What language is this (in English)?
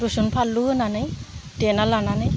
Bodo